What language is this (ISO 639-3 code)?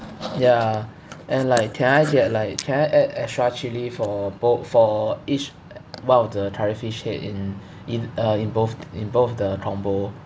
eng